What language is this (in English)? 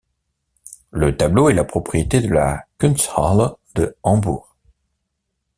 French